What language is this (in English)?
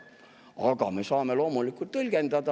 Estonian